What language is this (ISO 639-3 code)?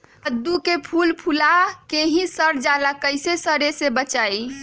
mag